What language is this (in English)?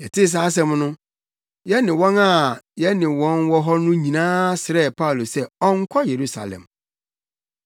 Akan